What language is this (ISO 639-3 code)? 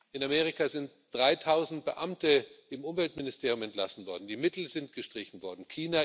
deu